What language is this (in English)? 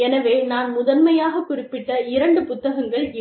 Tamil